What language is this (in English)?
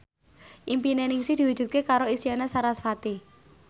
Javanese